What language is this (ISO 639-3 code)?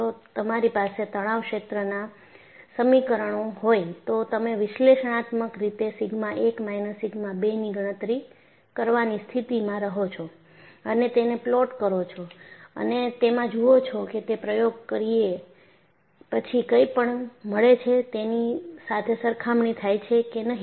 guj